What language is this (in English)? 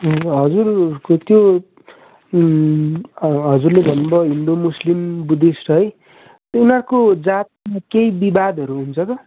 Nepali